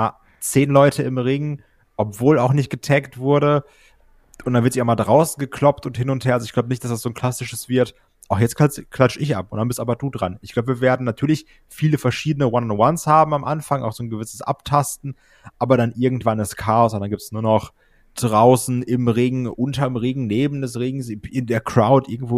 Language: German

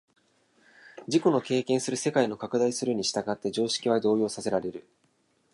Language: Japanese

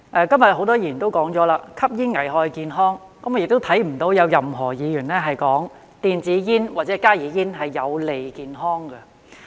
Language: Cantonese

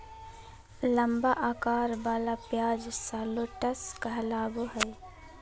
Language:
Magahi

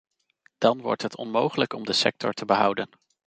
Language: Dutch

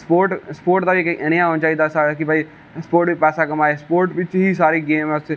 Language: Dogri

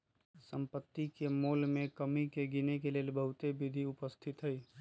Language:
Magahi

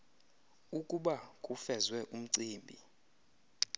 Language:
Xhosa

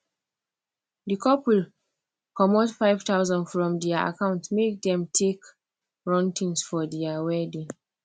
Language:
Nigerian Pidgin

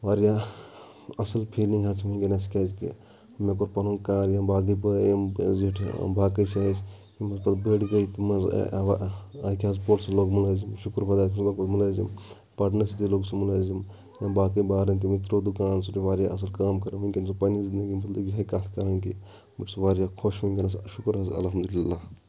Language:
Kashmiri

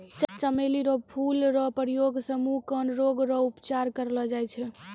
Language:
Maithili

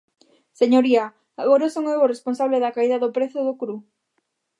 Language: Galician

